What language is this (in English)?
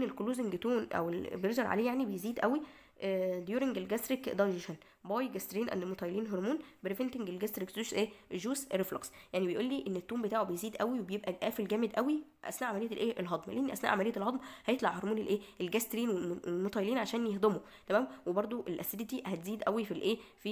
Arabic